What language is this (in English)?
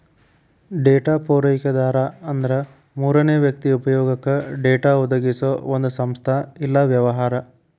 Kannada